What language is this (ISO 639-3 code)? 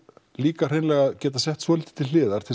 isl